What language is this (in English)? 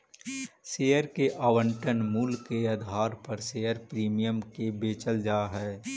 Magahi